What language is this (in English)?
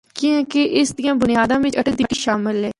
Northern Hindko